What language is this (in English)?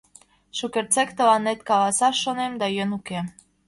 Mari